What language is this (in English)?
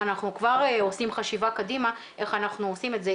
Hebrew